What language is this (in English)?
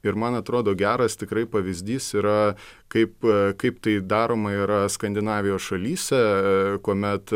Lithuanian